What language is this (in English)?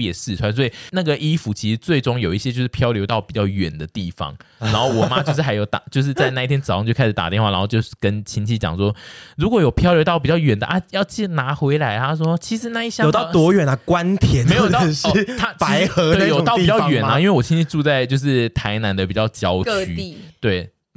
Chinese